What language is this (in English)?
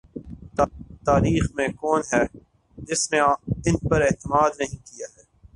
Urdu